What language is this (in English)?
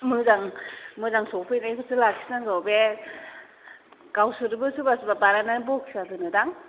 Bodo